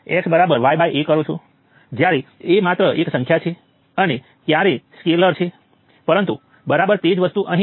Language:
Gujarati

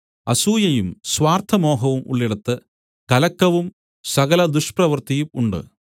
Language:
Malayalam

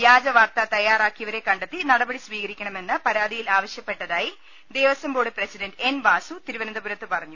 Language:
Malayalam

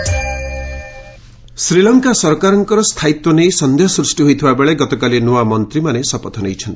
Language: Odia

